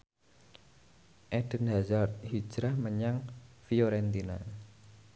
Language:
Javanese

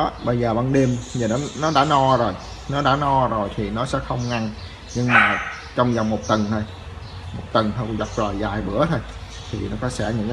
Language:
Vietnamese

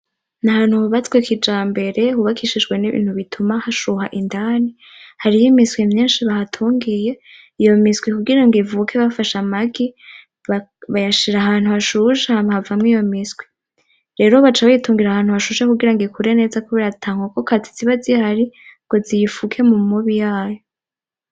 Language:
Rundi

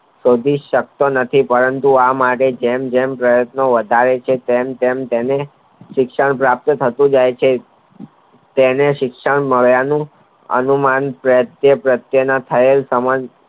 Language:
Gujarati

